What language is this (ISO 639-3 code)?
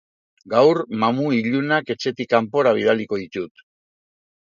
eus